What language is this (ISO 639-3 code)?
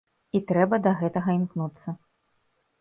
bel